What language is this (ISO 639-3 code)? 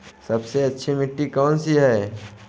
hin